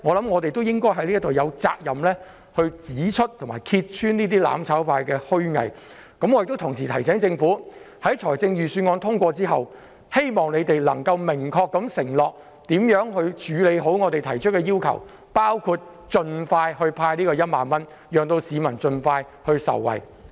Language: Cantonese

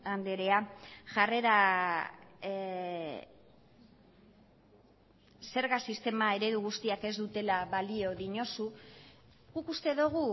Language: Basque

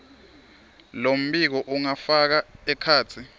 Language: Swati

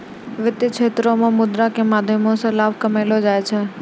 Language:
Maithili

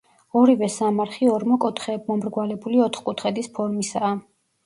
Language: Georgian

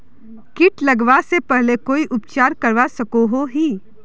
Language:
Magahi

